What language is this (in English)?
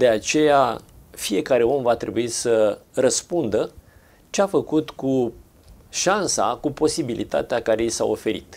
Romanian